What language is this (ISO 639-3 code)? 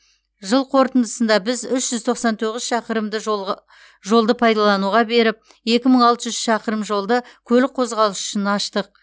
kaz